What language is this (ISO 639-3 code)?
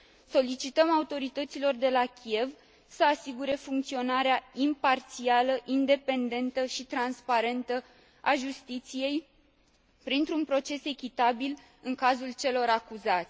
ron